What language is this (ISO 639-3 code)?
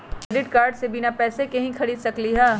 mag